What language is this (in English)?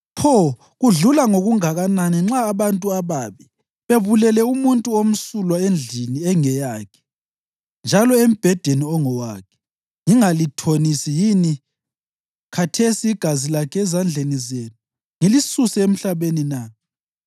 North Ndebele